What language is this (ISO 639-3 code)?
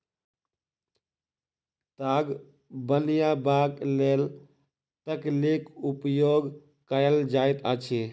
mai